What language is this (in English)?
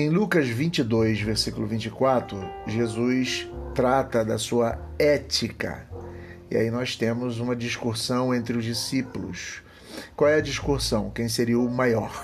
Portuguese